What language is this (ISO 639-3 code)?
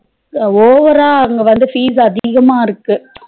tam